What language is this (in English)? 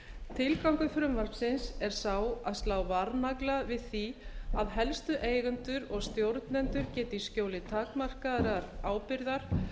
Icelandic